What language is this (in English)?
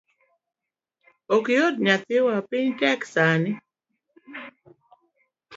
Luo (Kenya and Tanzania)